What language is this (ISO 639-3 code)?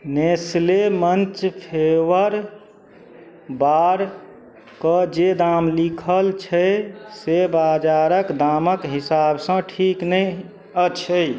mai